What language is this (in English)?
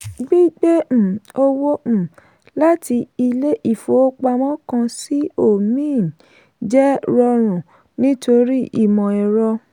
Yoruba